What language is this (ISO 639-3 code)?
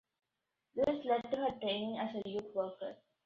eng